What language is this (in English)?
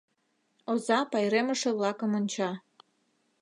Mari